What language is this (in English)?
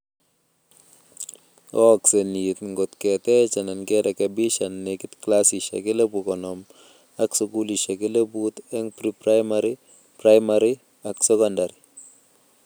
Kalenjin